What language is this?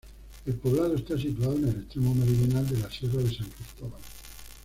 Spanish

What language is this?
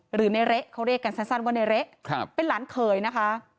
Thai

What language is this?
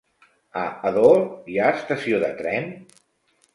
Catalan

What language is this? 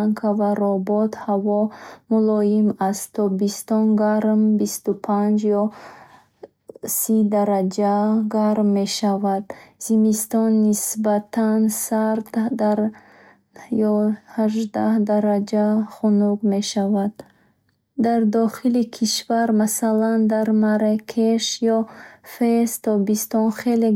Bukharic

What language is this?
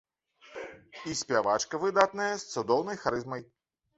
Belarusian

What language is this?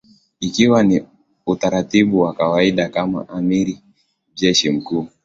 Swahili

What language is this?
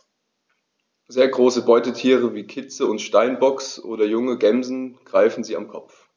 German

